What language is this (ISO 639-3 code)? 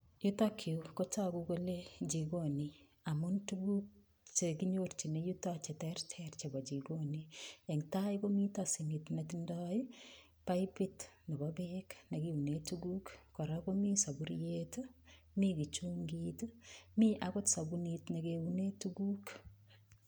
kln